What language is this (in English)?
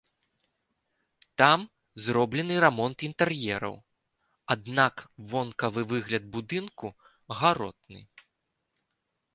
Belarusian